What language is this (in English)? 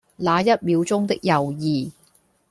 Cantonese